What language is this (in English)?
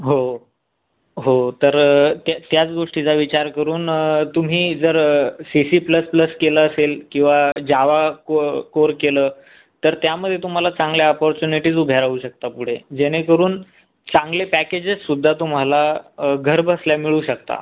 Marathi